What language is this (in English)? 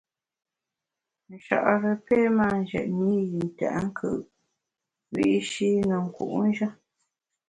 Bamun